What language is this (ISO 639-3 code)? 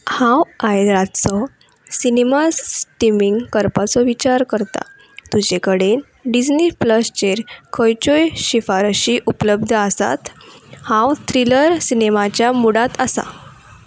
kok